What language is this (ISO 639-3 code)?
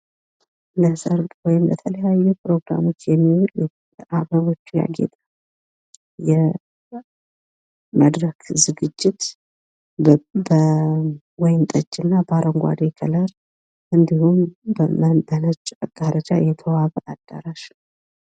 amh